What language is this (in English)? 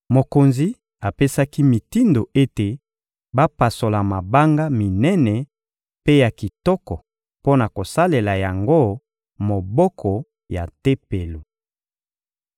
Lingala